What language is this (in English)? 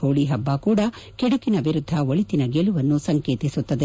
Kannada